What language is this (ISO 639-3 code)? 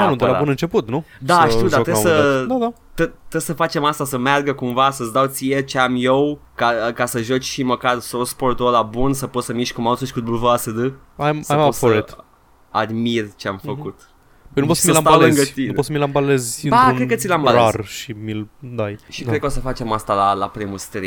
ron